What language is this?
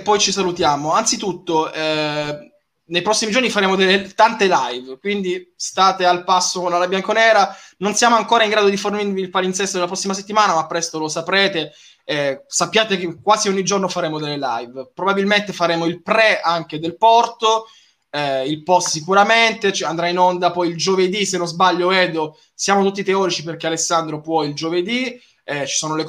Italian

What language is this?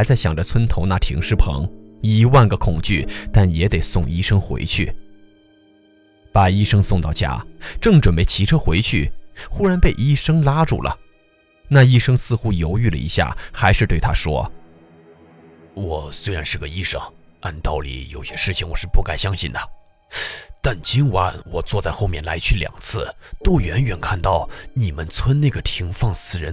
Chinese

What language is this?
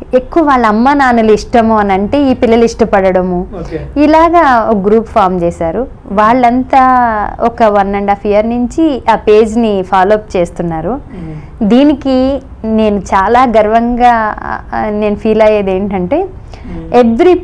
English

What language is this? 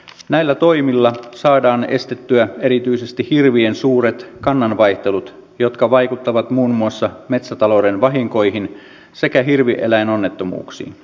Finnish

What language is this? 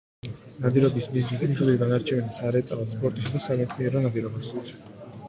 Georgian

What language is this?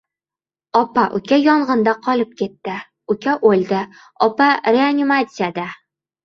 Uzbek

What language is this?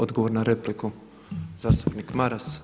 Croatian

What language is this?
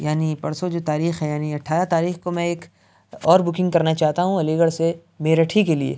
Urdu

